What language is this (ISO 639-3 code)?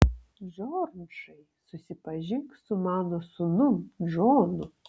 lit